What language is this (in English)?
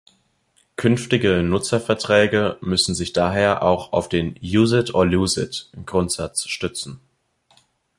German